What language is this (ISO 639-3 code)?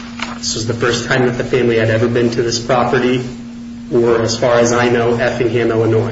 eng